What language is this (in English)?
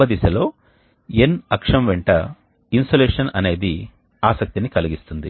Telugu